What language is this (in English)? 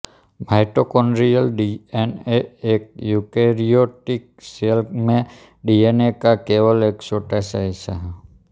Hindi